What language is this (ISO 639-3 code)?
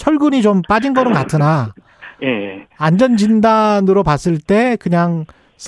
kor